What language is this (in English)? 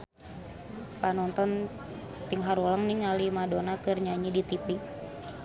Sundanese